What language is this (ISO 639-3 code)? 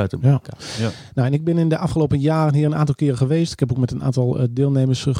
nld